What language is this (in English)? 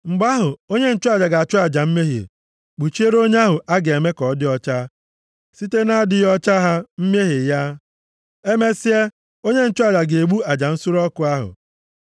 Igbo